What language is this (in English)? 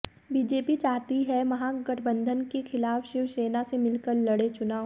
Hindi